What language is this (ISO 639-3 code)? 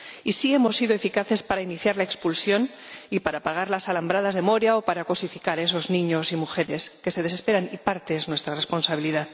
spa